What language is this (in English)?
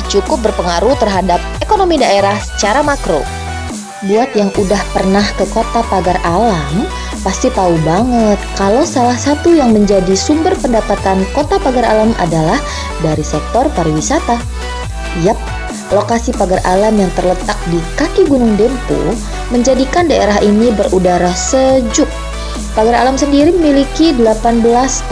Indonesian